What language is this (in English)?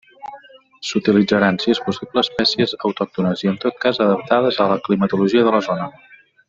Catalan